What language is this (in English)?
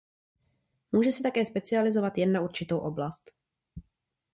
Czech